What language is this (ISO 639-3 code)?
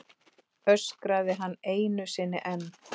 isl